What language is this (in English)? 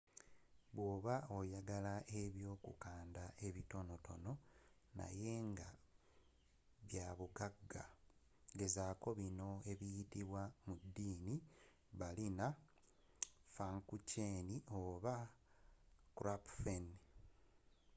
Ganda